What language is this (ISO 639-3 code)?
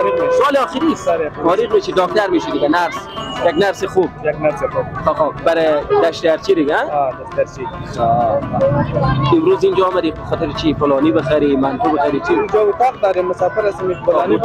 fas